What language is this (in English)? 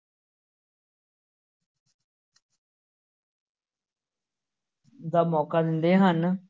Punjabi